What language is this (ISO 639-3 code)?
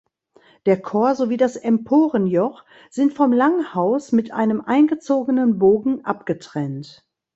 deu